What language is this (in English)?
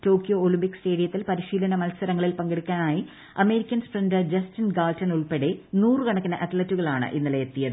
Malayalam